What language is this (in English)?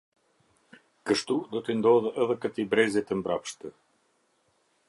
Albanian